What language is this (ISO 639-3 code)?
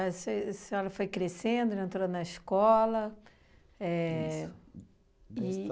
por